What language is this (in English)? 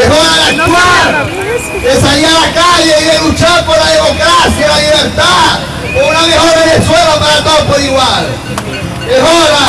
Spanish